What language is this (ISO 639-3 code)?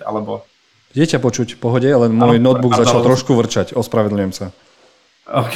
slk